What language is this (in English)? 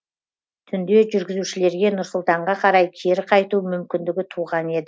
Kazakh